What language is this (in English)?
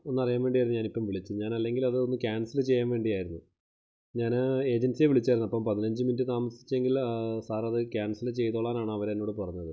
Malayalam